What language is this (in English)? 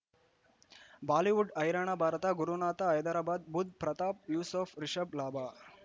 Kannada